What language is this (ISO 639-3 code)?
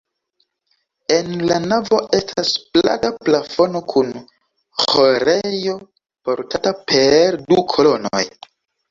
epo